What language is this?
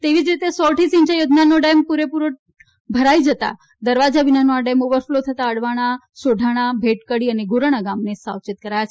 Gujarati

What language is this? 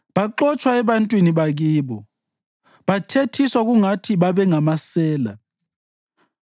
North Ndebele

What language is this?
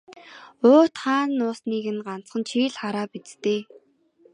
Mongolian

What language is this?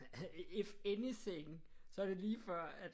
Danish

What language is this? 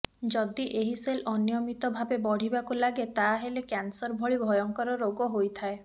Odia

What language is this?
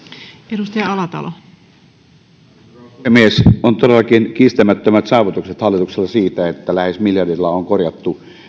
Finnish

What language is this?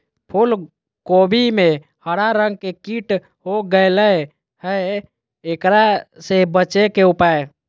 Magahi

